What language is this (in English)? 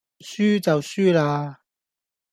Cantonese